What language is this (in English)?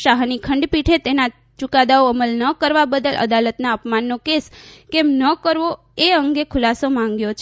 Gujarati